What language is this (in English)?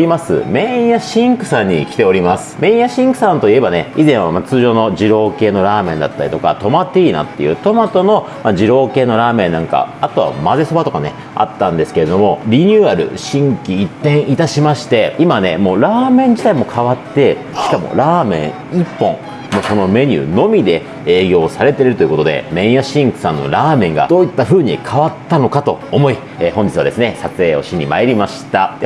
Japanese